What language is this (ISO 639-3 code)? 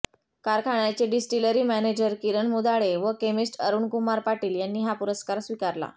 mar